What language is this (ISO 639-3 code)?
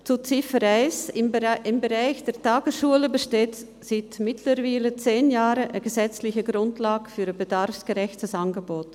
gsw